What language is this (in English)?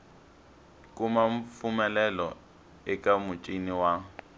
Tsonga